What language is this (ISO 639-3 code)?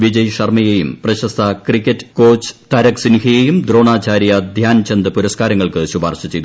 mal